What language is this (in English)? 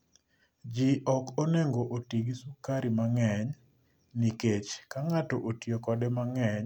Luo (Kenya and Tanzania)